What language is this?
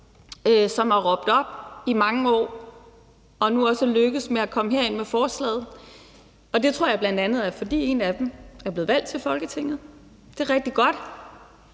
Danish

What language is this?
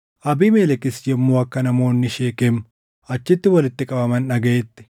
Oromo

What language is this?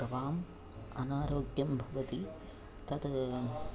Sanskrit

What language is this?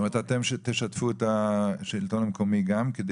Hebrew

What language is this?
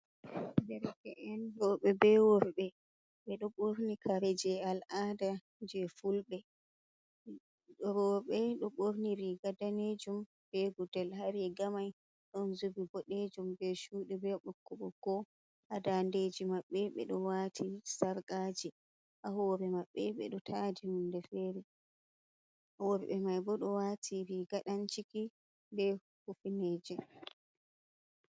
Fula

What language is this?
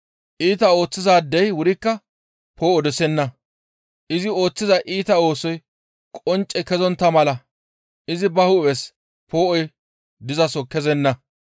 Gamo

